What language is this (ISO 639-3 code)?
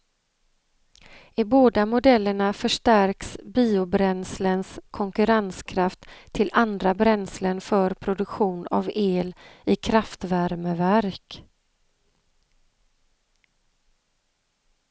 swe